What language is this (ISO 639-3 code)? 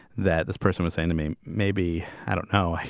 eng